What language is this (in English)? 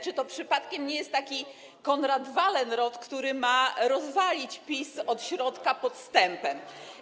Polish